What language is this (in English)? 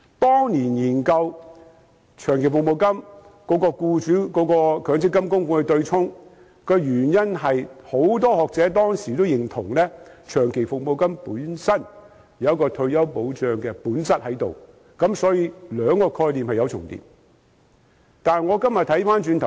Cantonese